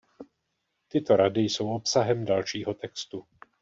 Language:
Czech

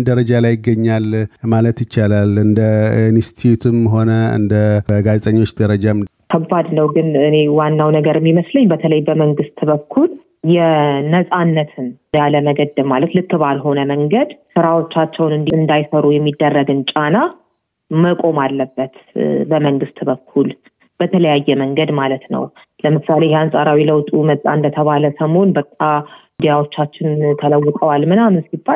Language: Amharic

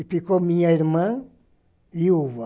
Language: Portuguese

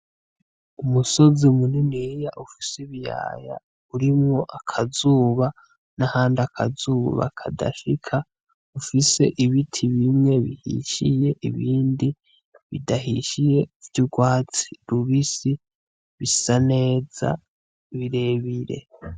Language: Rundi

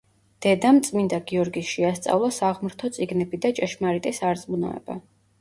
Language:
Georgian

